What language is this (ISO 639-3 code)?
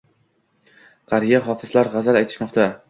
uzb